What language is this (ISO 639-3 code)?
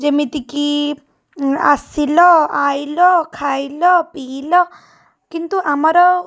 ori